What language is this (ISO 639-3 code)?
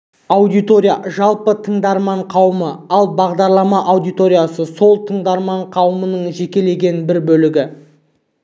kaz